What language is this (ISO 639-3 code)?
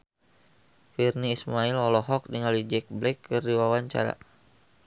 sun